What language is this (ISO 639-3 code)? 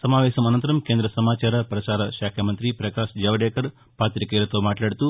tel